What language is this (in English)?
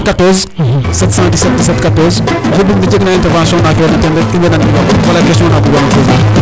Serer